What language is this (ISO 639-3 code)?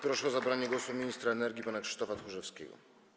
pol